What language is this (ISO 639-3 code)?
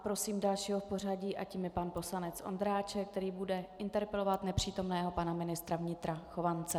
ces